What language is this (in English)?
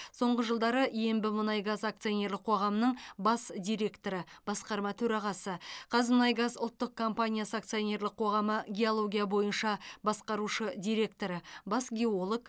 Kazakh